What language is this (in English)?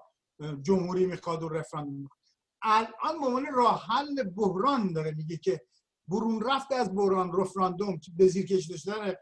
Persian